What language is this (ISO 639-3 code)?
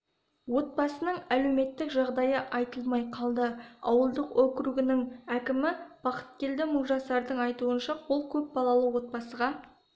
kaz